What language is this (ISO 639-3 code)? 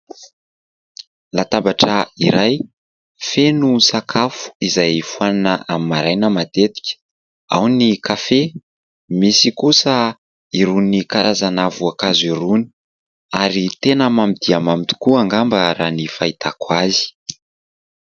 mlg